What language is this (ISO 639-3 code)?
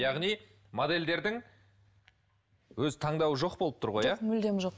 kaz